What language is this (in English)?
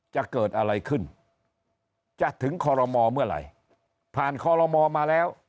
Thai